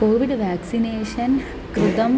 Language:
Sanskrit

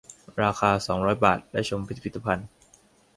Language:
Thai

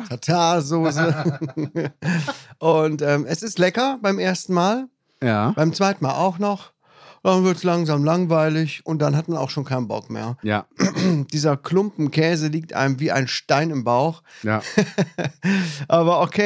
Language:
German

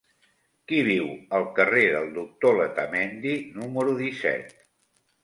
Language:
Catalan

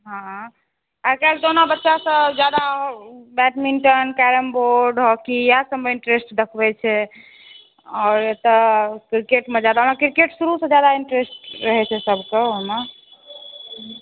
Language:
Maithili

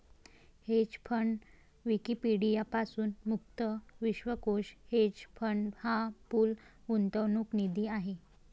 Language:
Marathi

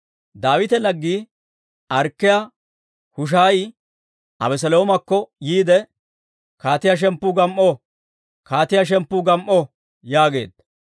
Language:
Dawro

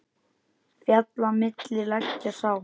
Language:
Icelandic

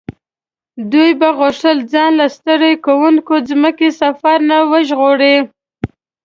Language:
Pashto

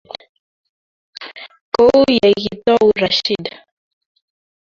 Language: Kalenjin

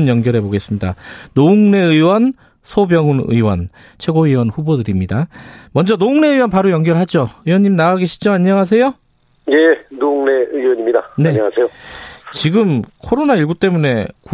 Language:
Korean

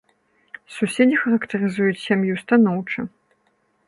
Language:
Belarusian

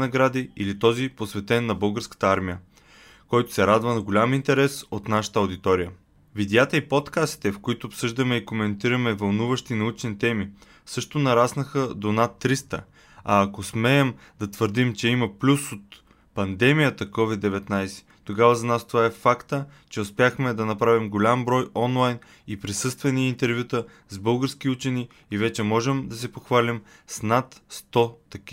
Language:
Bulgarian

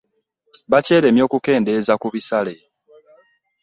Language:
Ganda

